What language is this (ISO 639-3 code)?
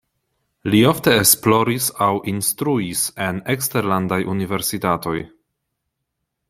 epo